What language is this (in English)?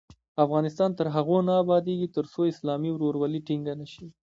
Pashto